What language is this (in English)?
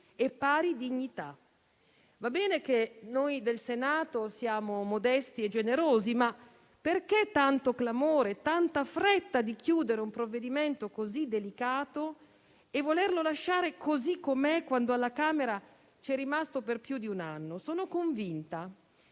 Italian